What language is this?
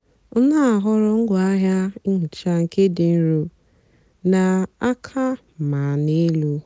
Igbo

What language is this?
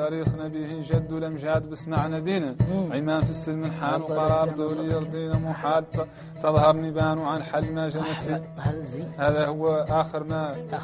Arabic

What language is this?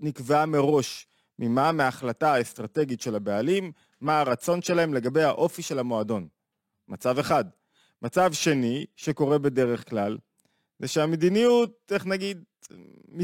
Hebrew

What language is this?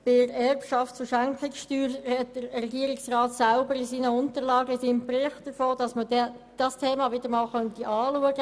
Swiss German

